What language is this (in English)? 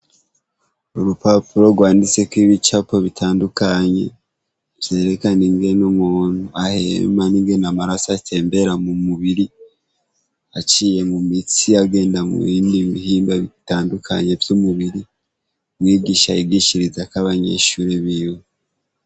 Rundi